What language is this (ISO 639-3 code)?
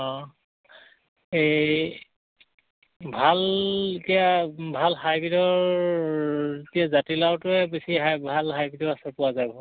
asm